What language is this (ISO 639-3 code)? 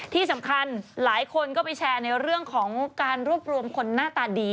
tha